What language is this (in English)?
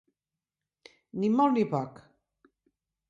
Catalan